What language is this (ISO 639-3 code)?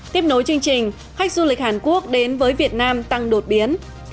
vie